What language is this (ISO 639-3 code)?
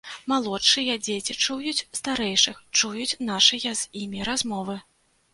bel